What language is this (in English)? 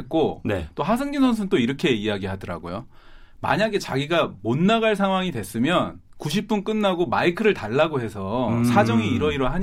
Korean